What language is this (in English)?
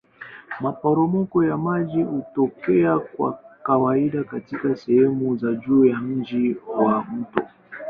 Swahili